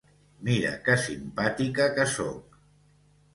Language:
Catalan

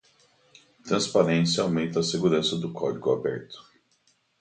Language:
Portuguese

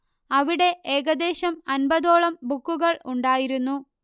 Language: Malayalam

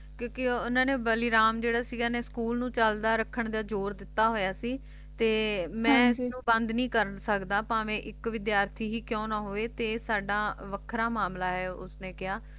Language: Punjabi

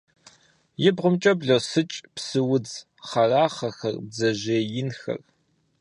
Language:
Kabardian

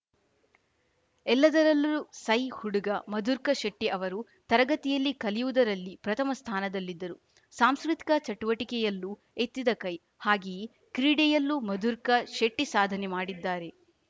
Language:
Kannada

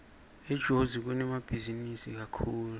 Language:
Swati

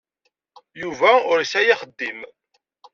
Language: Kabyle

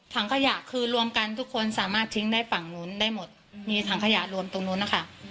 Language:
Thai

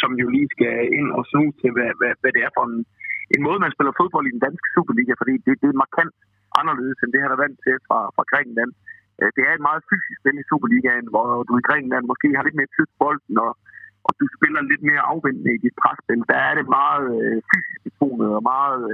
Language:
Danish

